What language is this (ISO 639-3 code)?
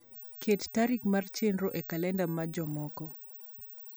luo